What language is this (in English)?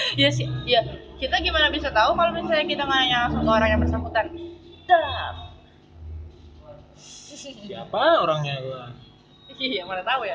Indonesian